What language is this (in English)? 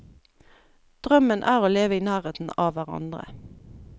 Norwegian